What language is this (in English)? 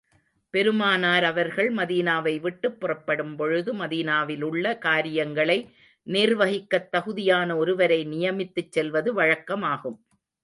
Tamil